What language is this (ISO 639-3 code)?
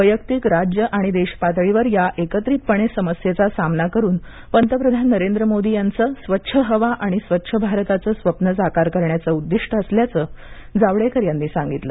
mar